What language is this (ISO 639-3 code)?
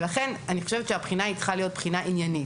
heb